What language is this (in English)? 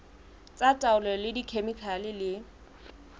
Southern Sotho